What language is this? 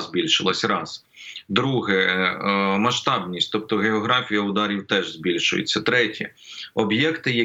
Ukrainian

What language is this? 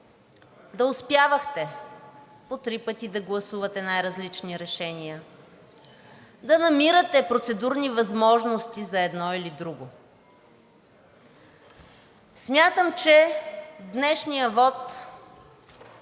Bulgarian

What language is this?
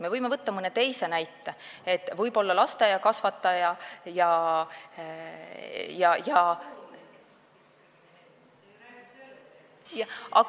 Estonian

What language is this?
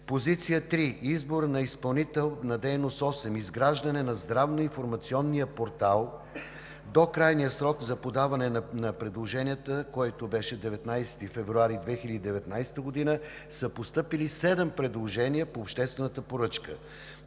Bulgarian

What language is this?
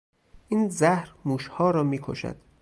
Persian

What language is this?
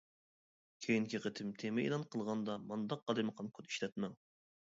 Uyghur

